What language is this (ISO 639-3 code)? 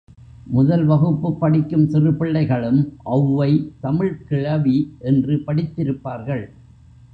tam